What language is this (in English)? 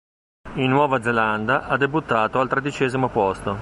Italian